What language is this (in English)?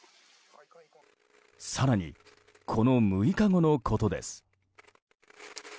Japanese